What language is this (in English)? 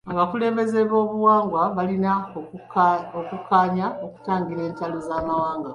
Ganda